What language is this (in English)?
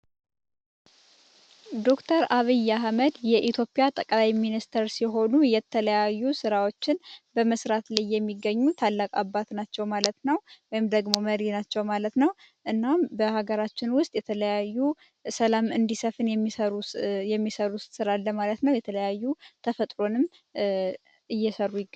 Amharic